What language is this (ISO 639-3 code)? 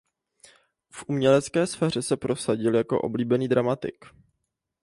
ces